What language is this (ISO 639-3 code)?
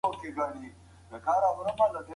pus